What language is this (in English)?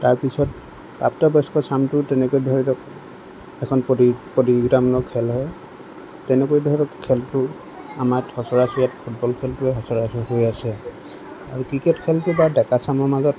Assamese